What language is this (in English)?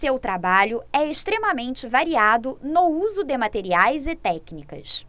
Portuguese